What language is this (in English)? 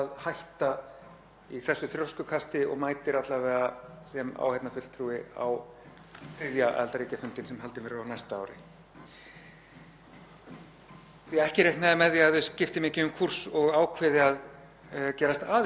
Icelandic